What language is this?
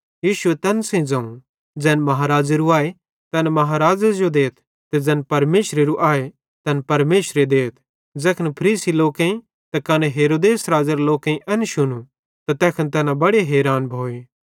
Bhadrawahi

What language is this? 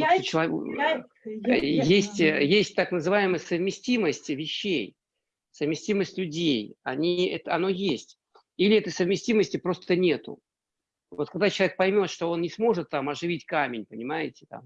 Russian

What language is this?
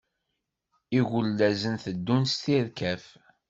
Kabyle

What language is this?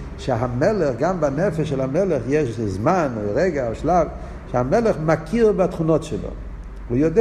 Hebrew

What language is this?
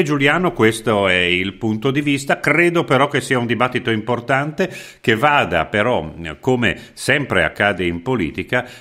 Italian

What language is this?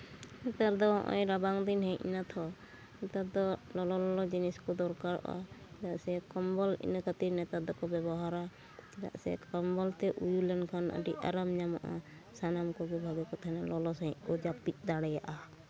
Santali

